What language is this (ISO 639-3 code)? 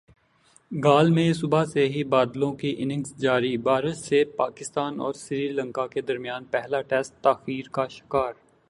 urd